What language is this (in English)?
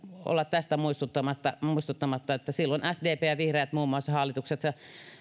Finnish